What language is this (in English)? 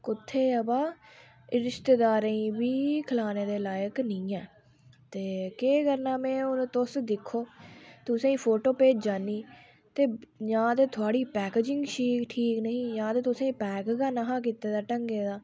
Dogri